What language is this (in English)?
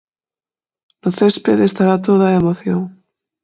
Galician